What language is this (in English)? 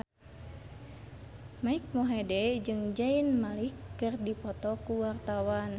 Sundanese